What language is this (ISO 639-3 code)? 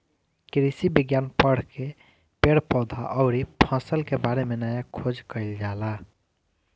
bho